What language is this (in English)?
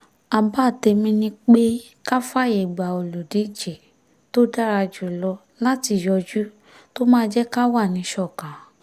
Yoruba